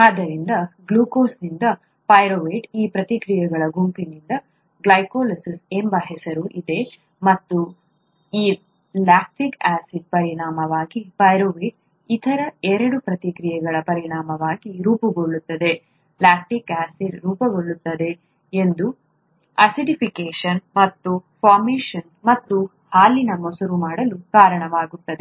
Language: Kannada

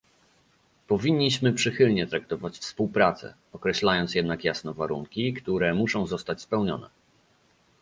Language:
Polish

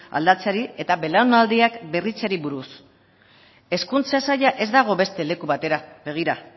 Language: Basque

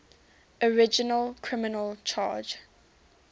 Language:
English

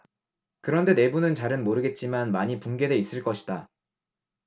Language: Korean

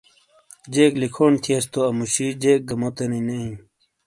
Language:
Shina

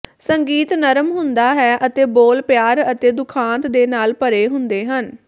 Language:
Punjabi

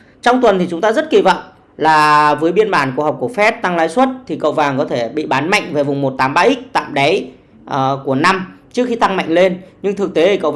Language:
Vietnamese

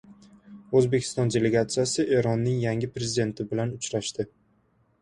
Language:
Uzbek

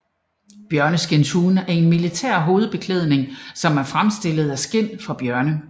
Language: Danish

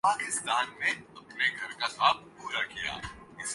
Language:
Urdu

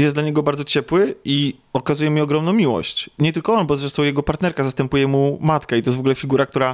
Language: Polish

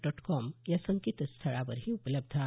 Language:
Marathi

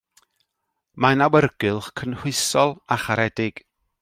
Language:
Welsh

